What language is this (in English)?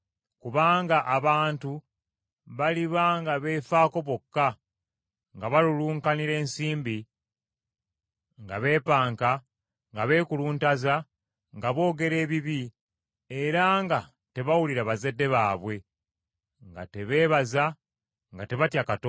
Ganda